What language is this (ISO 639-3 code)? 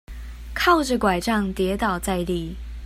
zho